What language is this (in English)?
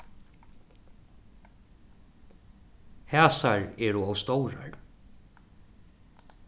Faroese